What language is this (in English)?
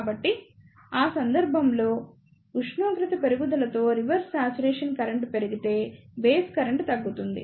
Telugu